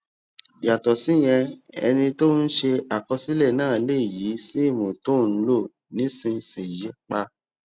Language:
Yoruba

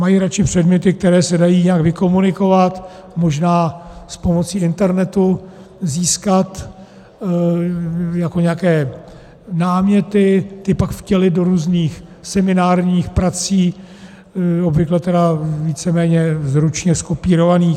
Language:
Czech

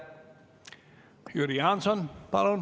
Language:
Estonian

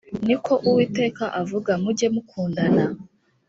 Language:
Kinyarwanda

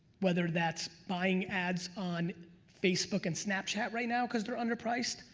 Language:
English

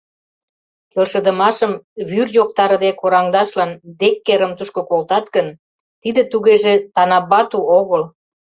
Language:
Mari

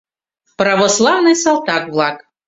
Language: Mari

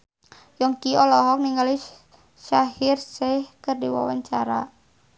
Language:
Sundanese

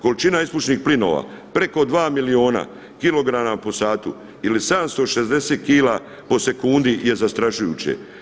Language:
Croatian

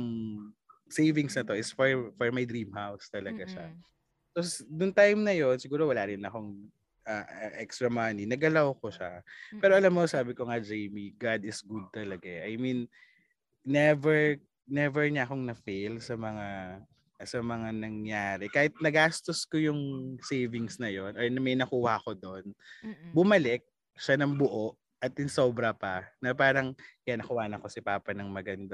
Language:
Filipino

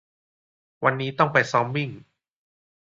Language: Thai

